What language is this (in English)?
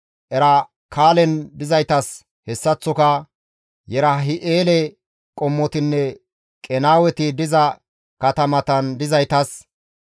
Gamo